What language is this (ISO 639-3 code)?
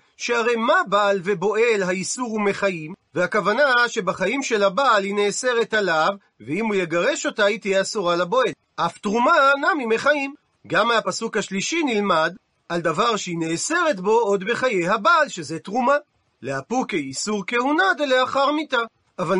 heb